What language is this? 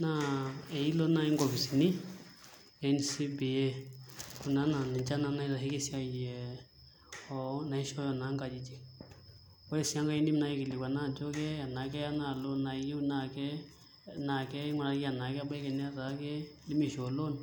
Masai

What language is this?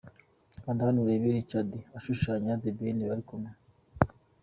Kinyarwanda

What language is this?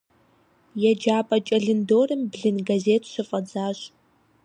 Kabardian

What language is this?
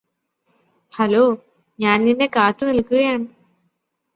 Malayalam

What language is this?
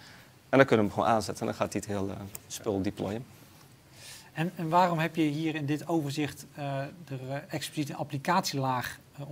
Dutch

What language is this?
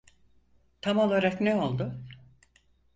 Turkish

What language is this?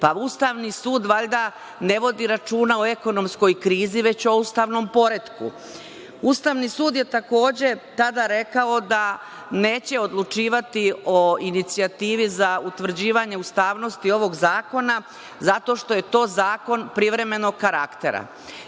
Serbian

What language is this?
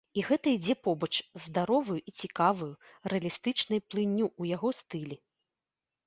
Belarusian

